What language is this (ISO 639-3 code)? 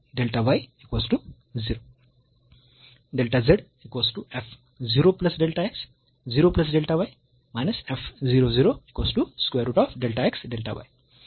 mar